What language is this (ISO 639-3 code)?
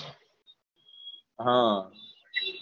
guj